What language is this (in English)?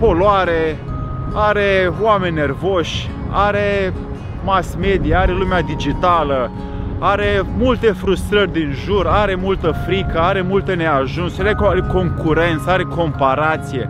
Romanian